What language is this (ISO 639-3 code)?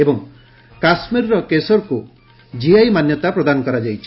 ori